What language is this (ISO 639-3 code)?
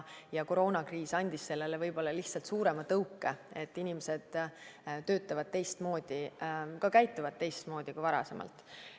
est